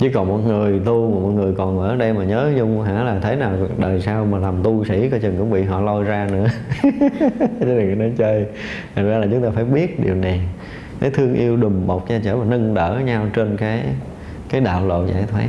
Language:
Vietnamese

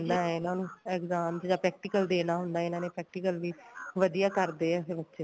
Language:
Punjabi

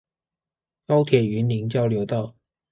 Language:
Chinese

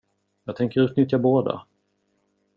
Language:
Swedish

